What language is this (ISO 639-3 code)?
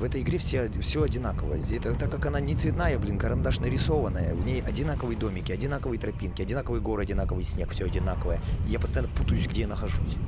rus